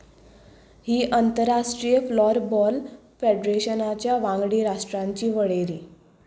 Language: Konkani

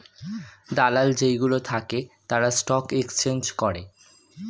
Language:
Bangla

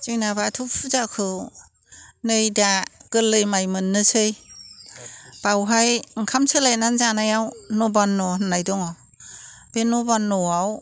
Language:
Bodo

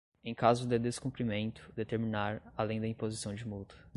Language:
Portuguese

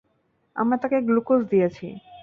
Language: Bangla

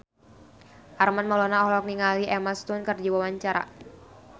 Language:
Sundanese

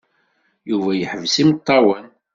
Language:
Kabyle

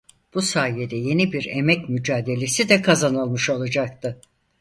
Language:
Turkish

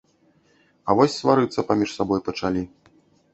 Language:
Belarusian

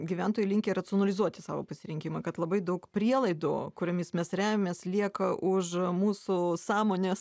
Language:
Lithuanian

